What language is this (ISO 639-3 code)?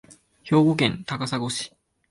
jpn